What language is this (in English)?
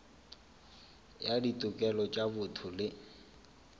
Northern Sotho